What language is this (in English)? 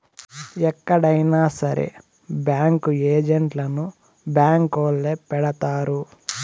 Telugu